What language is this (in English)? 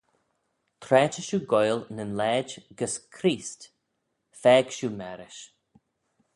Manx